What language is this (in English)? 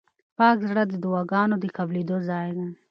Pashto